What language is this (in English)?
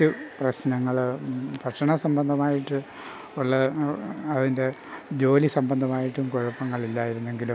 Malayalam